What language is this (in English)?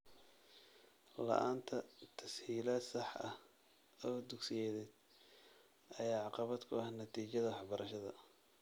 Somali